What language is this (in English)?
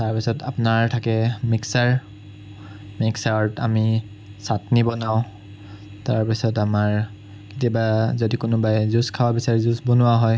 Assamese